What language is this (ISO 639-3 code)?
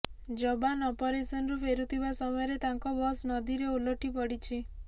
ori